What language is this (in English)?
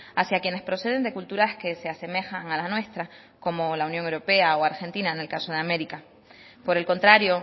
Spanish